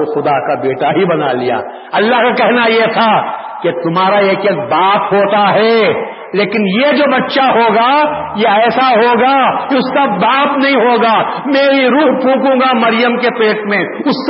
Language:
Urdu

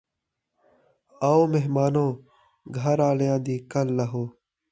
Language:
Saraiki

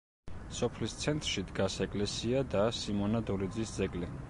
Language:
Georgian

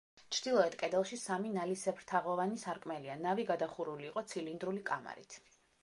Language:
Georgian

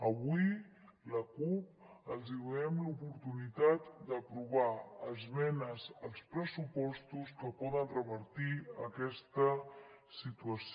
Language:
Catalan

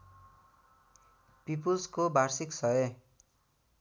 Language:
Nepali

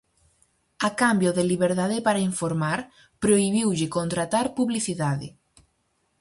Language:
Galician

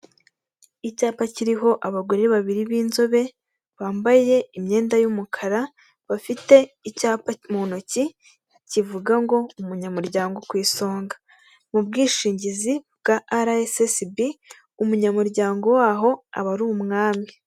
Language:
Kinyarwanda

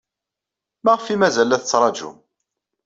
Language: Kabyle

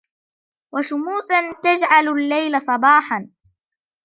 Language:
Arabic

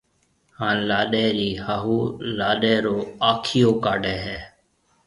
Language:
Marwari (Pakistan)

